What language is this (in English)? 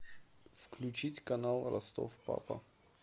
Russian